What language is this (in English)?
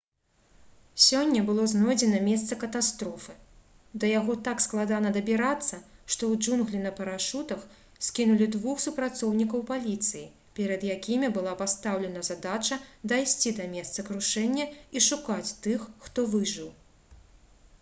Belarusian